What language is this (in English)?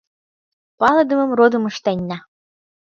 Mari